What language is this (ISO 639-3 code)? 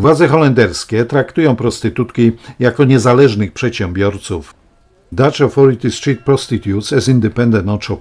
pol